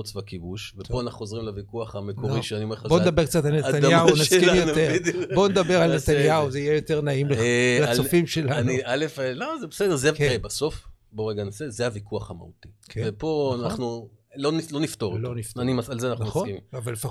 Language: Hebrew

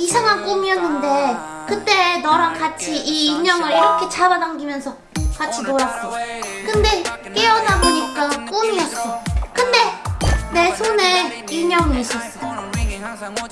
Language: Korean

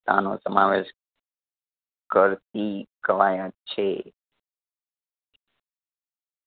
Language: Gujarati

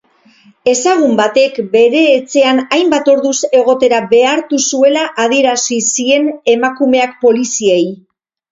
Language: Basque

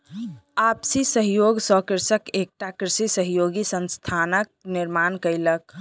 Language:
Maithili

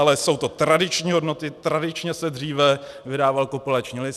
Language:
Czech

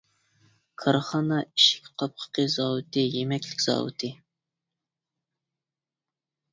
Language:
Uyghur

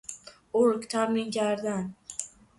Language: Persian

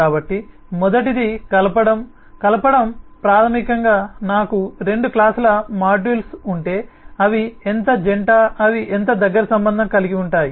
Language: Telugu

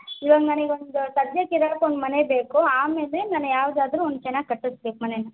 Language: Kannada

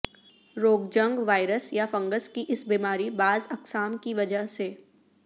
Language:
Urdu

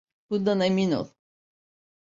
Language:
Turkish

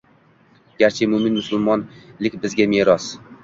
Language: Uzbek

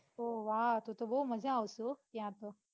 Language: Gujarati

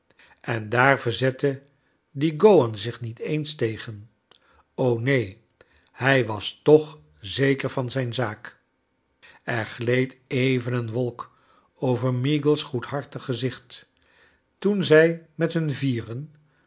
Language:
Dutch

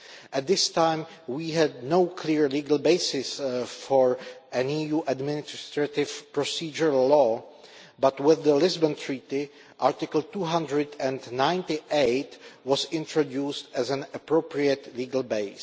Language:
English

